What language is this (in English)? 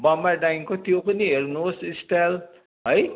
Nepali